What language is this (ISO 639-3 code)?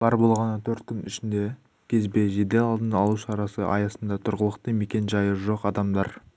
kaz